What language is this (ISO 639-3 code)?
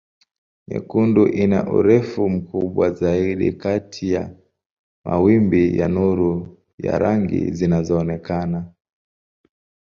swa